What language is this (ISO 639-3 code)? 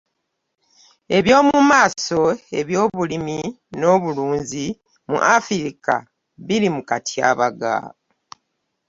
lug